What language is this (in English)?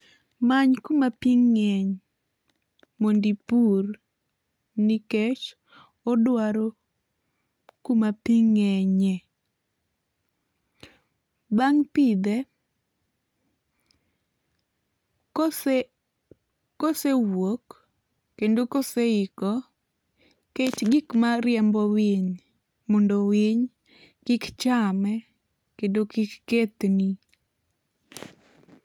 Luo (Kenya and Tanzania)